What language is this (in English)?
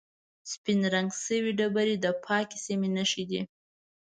Pashto